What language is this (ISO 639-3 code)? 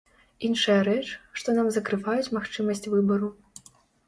bel